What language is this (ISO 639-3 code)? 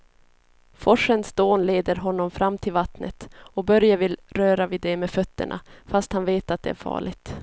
swe